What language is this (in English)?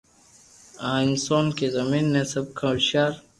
Loarki